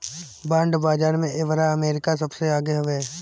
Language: Bhojpuri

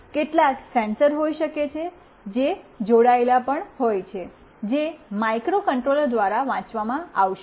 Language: Gujarati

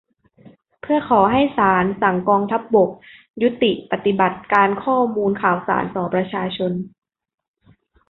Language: Thai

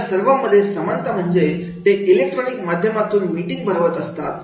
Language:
Marathi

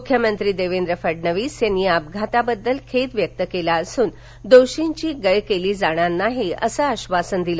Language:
Marathi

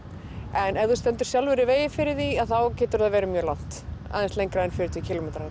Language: Icelandic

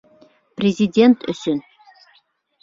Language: Bashkir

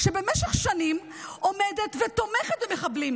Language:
Hebrew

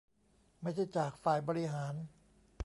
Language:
Thai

